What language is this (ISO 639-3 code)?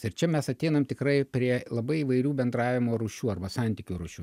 lit